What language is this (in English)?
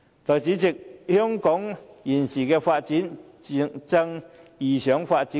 Cantonese